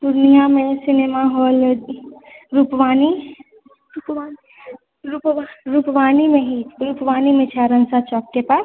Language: Maithili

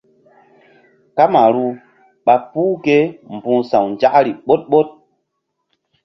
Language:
Mbum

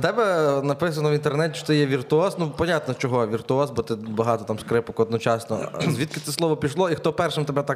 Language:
Ukrainian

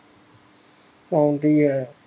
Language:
Punjabi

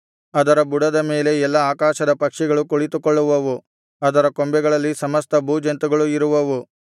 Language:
Kannada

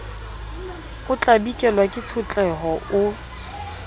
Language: Southern Sotho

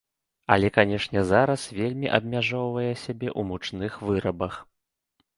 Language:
Belarusian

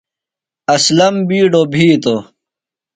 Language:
Phalura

